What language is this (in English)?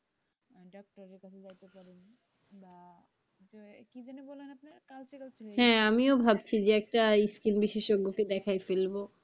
Bangla